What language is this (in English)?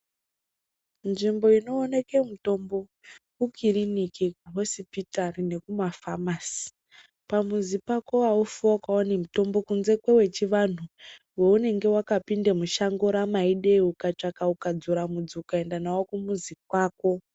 Ndau